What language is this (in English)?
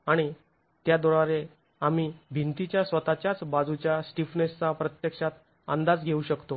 Marathi